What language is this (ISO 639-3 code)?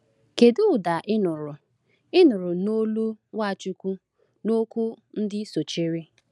ibo